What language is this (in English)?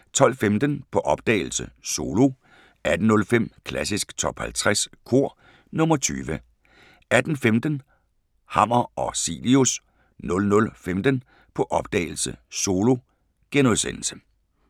Danish